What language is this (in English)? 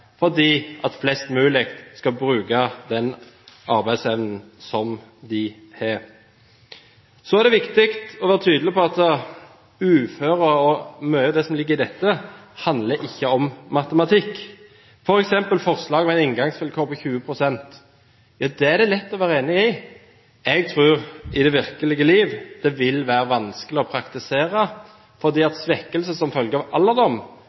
Norwegian Bokmål